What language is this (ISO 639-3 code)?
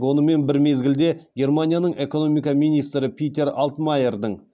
kaz